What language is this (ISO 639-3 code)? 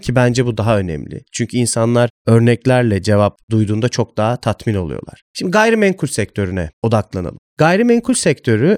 tur